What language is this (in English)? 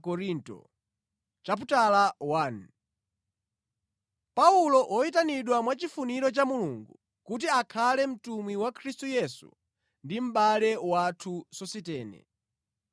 Nyanja